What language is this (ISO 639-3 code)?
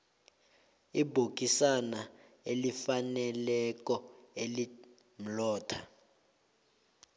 nbl